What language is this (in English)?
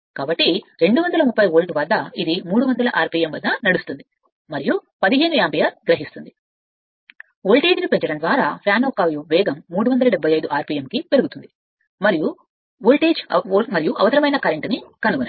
Telugu